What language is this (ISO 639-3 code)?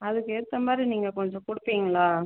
tam